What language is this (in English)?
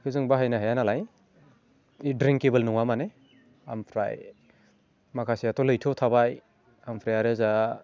Bodo